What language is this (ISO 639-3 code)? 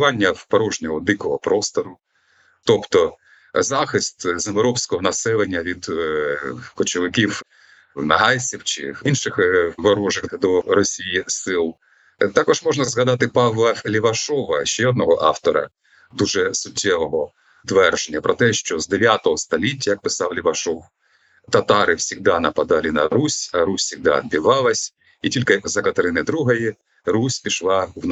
ukr